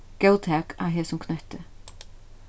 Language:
Faroese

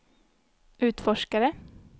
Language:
Swedish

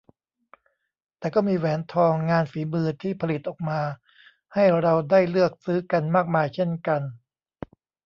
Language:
Thai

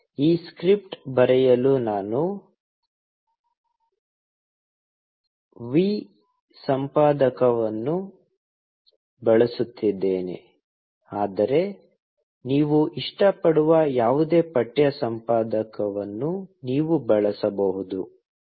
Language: Kannada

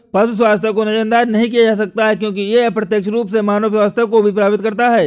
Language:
Hindi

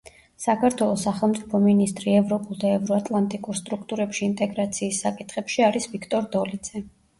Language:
Georgian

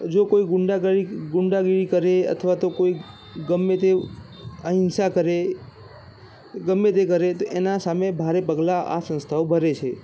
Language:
Gujarati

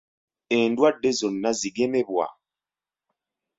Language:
Ganda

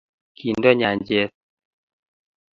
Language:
Kalenjin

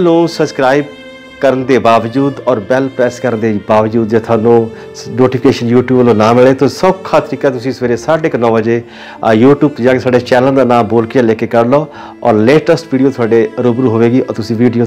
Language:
Hindi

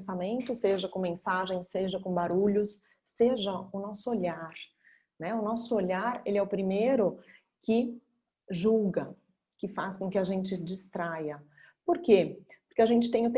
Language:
Portuguese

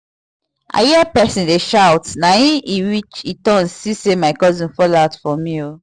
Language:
Nigerian Pidgin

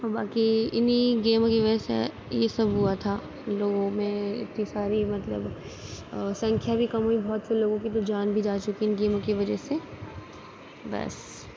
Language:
Urdu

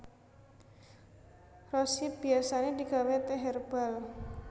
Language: Javanese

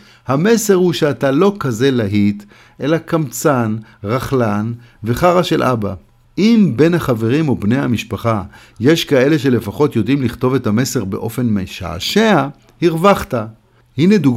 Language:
Hebrew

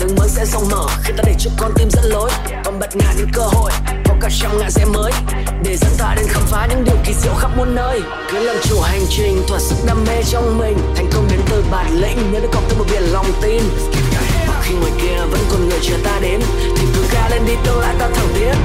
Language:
Vietnamese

